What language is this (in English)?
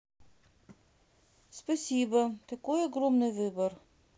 Russian